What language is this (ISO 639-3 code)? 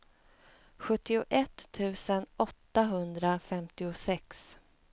swe